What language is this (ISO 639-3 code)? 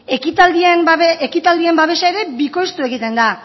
eus